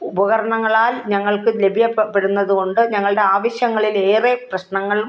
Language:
Malayalam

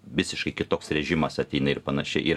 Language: Lithuanian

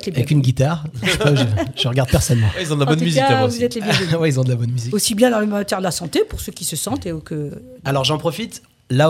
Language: French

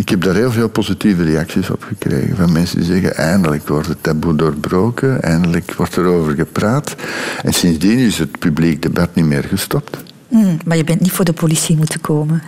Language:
Dutch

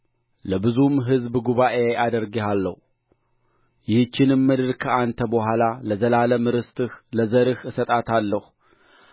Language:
Amharic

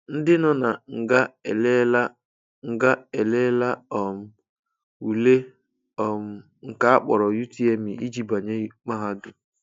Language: Igbo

